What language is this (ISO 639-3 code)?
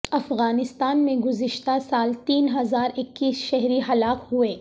urd